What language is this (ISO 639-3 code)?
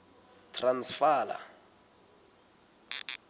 sot